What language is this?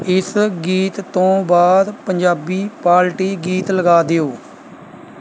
Punjabi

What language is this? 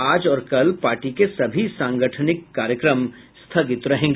Hindi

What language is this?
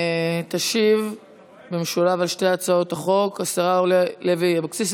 Hebrew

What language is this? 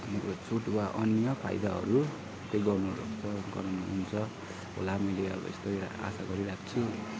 Nepali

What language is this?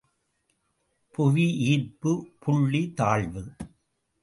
Tamil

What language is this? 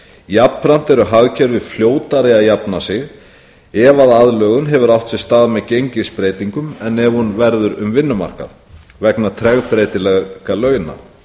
Icelandic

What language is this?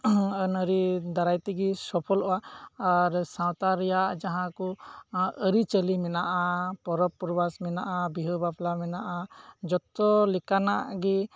Santali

